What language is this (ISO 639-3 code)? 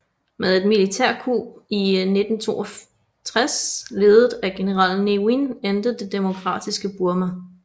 dan